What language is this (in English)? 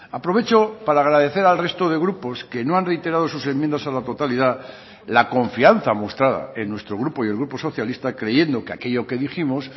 Spanish